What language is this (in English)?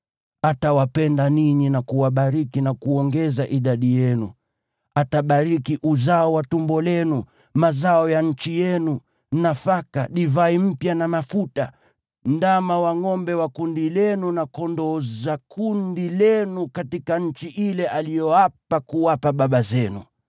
Swahili